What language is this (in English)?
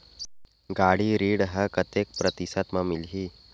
Chhattisgarhi